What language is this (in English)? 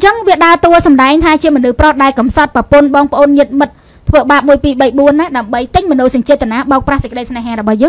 Vietnamese